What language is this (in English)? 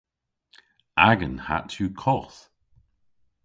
Cornish